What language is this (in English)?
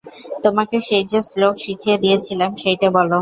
Bangla